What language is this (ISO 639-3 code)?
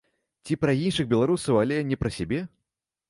bel